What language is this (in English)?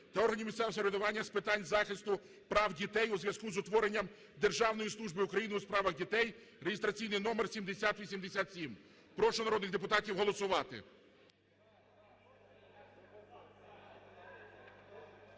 Ukrainian